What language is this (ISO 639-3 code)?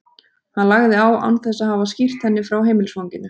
isl